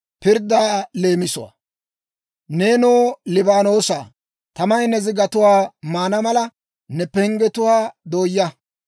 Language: Dawro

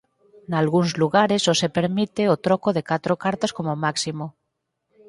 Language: Galician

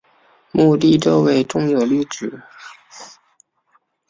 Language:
Chinese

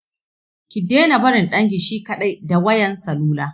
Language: Hausa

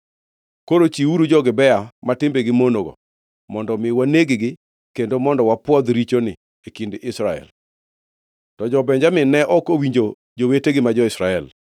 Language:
Luo (Kenya and Tanzania)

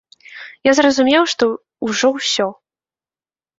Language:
Belarusian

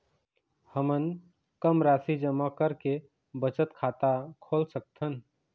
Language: Chhattisgarhi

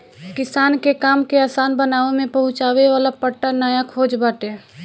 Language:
Bhojpuri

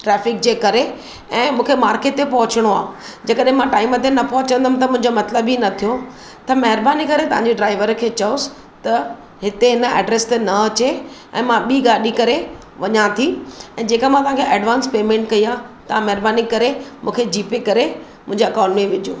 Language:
Sindhi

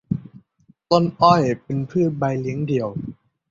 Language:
Thai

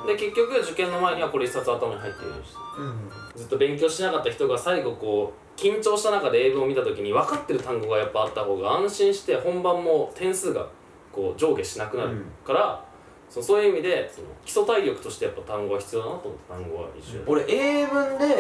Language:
Japanese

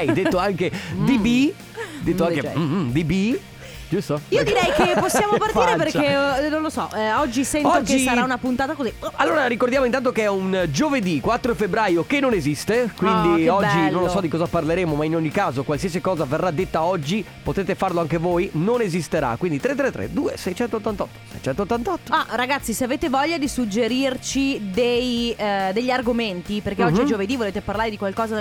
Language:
Italian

